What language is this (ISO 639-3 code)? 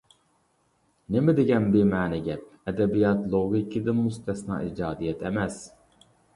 uig